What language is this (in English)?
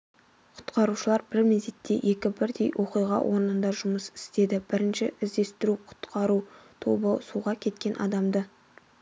Kazakh